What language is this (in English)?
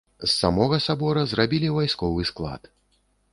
Belarusian